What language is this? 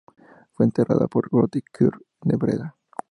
Spanish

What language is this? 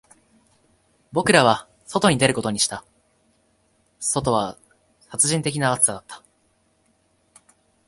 Japanese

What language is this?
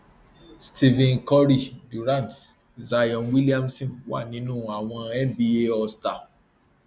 Yoruba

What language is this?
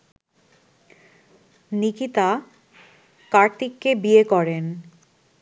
Bangla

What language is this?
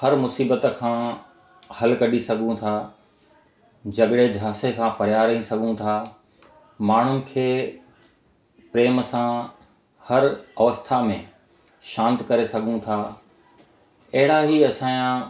Sindhi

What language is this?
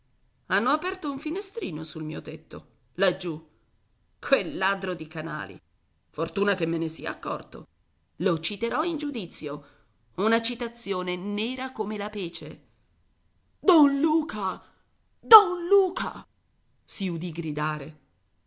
Italian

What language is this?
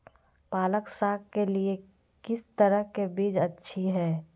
Magahi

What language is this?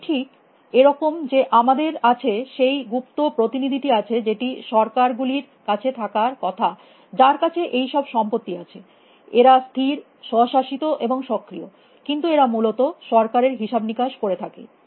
Bangla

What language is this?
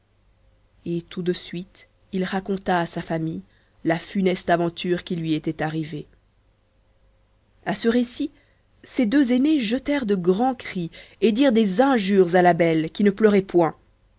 French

